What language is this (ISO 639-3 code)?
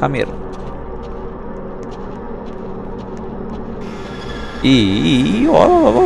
ind